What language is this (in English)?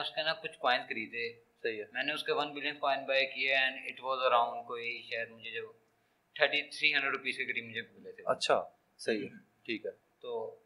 Urdu